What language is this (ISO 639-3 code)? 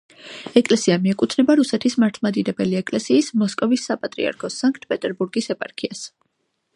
kat